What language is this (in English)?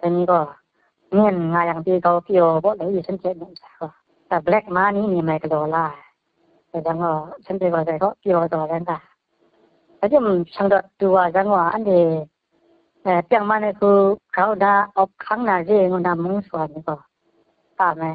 Thai